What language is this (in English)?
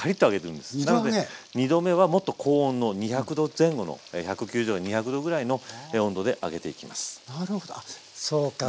Japanese